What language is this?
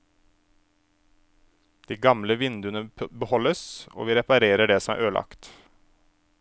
Norwegian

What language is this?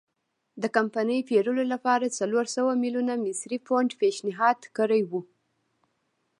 Pashto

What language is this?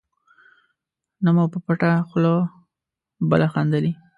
Pashto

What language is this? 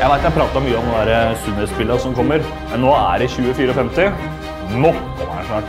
Norwegian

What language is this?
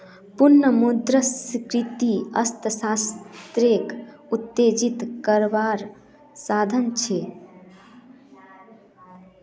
Magahi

